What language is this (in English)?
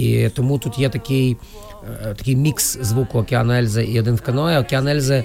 Ukrainian